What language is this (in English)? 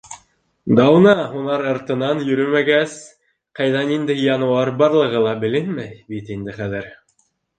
Bashkir